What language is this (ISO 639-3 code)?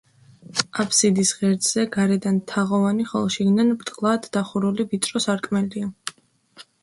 kat